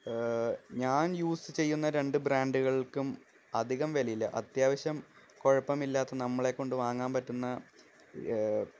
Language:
Malayalam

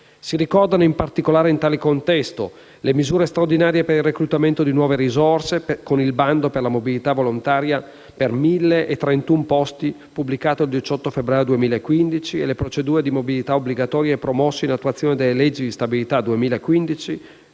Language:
Italian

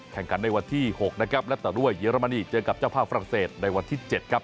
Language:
Thai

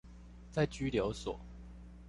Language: Chinese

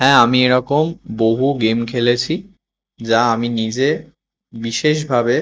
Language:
Bangla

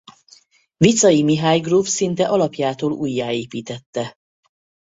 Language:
Hungarian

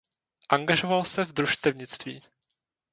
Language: Czech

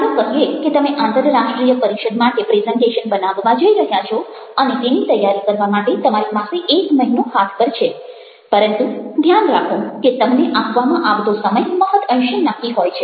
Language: Gujarati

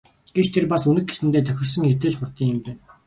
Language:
Mongolian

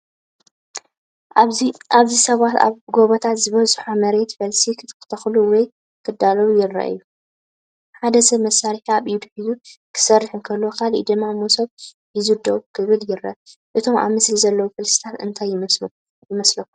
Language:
Tigrinya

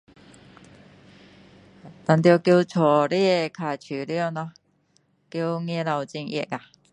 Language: Min Dong Chinese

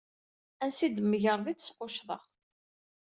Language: Kabyle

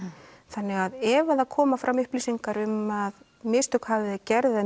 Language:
Icelandic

